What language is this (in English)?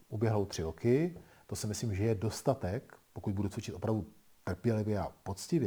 Czech